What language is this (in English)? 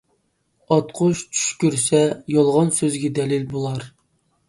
Uyghur